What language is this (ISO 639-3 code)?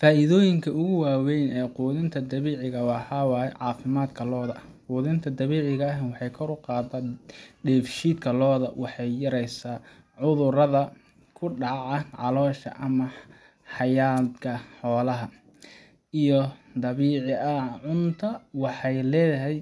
som